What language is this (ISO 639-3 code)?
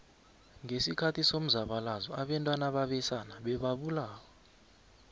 nbl